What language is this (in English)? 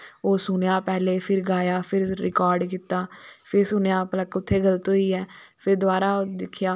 Dogri